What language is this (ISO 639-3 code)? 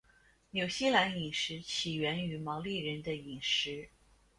zho